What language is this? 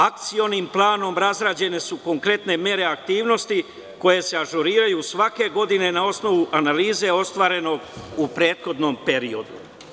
Serbian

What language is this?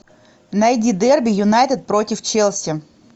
Russian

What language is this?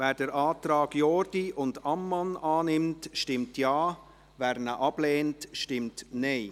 Swiss German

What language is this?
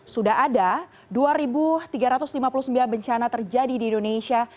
Indonesian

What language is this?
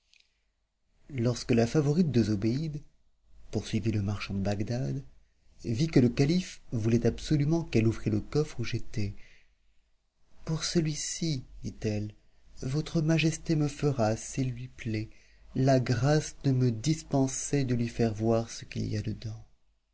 French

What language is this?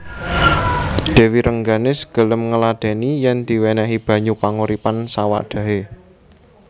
Javanese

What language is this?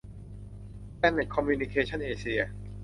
Thai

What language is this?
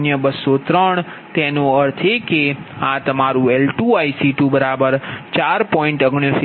Gujarati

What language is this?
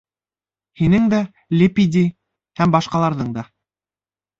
Bashkir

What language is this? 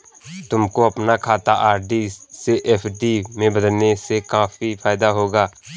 Hindi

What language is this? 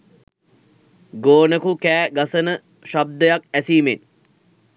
Sinhala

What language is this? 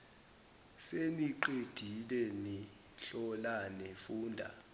Zulu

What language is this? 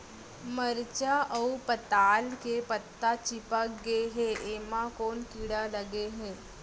Chhattisgarhi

